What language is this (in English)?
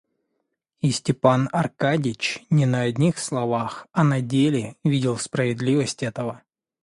Russian